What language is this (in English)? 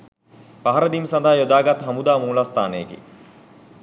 Sinhala